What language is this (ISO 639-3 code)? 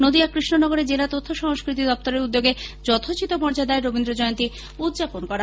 ben